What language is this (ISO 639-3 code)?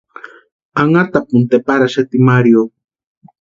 pua